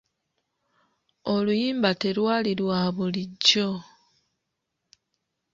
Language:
Ganda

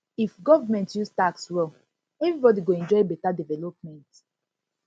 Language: Nigerian Pidgin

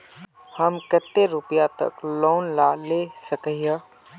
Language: Magahi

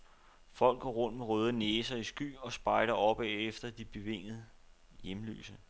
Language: Danish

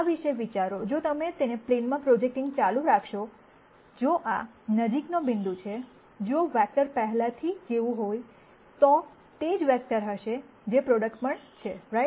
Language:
Gujarati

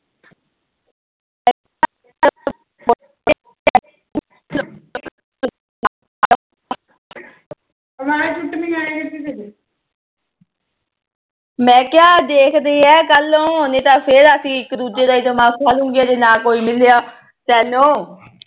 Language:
Punjabi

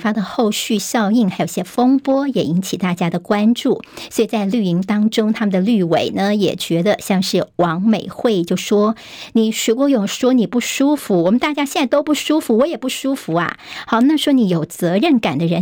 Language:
Chinese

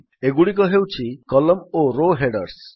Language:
Odia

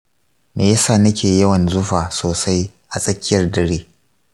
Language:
Hausa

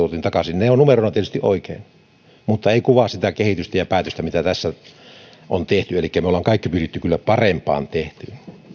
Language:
Finnish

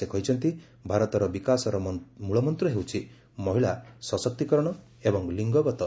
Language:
Odia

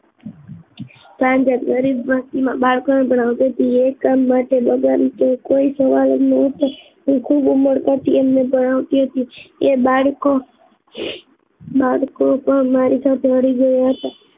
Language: Gujarati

